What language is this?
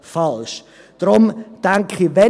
Swiss German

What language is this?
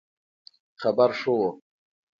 Pashto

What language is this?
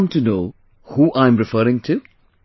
English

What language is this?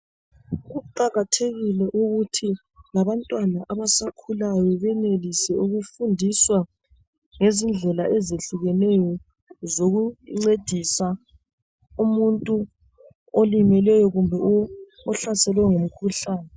North Ndebele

